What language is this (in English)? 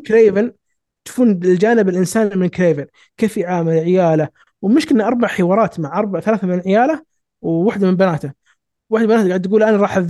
Arabic